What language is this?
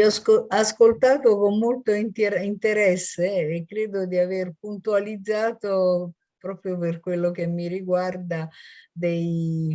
Italian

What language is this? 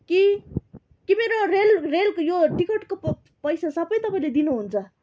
Nepali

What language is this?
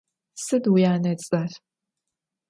Adyghe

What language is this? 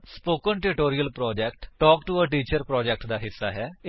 Punjabi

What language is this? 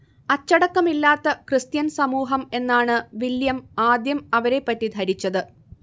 Malayalam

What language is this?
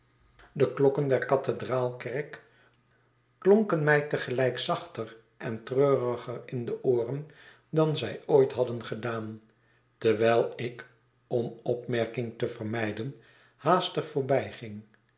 Dutch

